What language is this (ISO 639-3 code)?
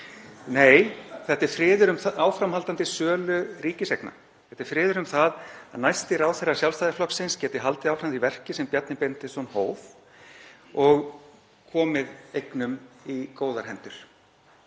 isl